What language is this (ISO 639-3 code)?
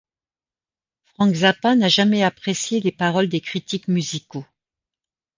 fra